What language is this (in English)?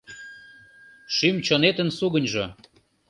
Mari